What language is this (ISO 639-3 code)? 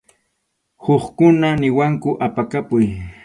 qxu